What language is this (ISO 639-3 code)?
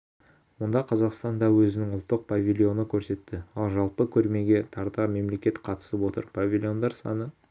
kaz